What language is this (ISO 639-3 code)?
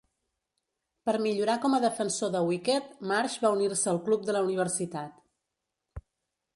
cat